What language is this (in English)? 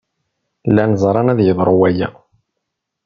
Kabyle